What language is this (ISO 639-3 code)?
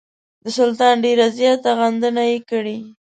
pus